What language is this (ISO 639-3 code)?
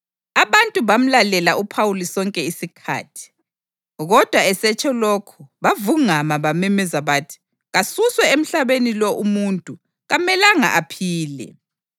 nde